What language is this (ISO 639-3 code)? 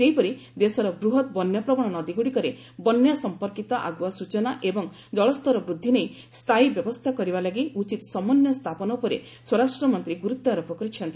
ori